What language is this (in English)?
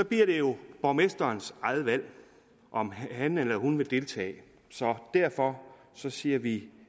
Danish